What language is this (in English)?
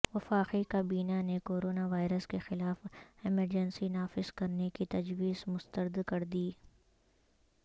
Urdu